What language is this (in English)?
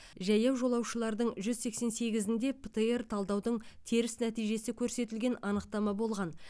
Kazakh